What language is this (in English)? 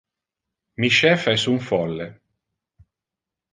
Interlingua